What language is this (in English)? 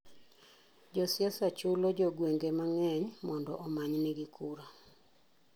Luo (Kenya and Tanzania)